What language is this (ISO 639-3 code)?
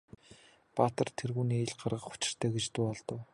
mon